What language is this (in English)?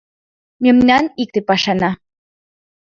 Mari